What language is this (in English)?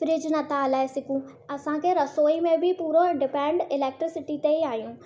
Sindhi